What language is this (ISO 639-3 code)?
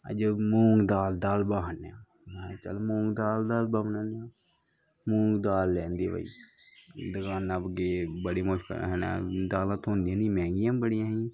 doi